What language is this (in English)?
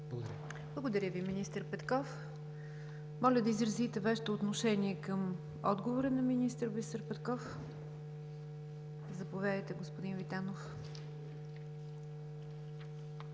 Bulgarian